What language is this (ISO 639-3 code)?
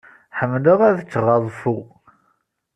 kab